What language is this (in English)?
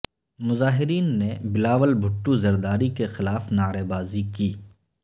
Urdu